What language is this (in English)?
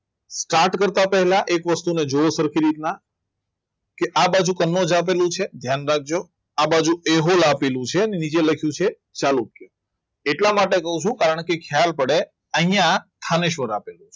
Gujarati